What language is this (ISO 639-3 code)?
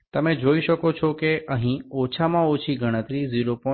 guj